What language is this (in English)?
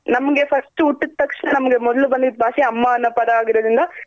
Kannada